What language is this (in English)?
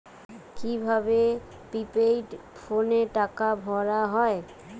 Bangla